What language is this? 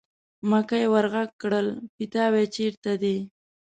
Pashto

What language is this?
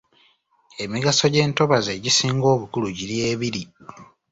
Ganda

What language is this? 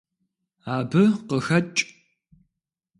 Kabardian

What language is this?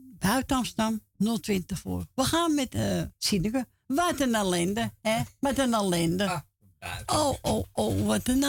Dutch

